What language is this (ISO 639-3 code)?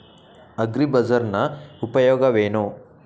kan